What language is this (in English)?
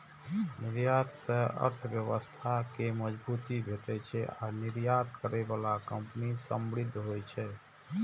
Maithili